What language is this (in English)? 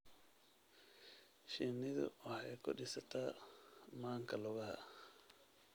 Somali